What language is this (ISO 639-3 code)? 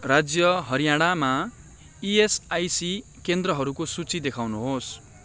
nep